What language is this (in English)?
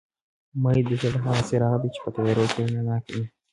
Pashto